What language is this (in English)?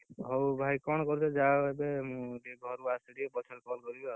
Odia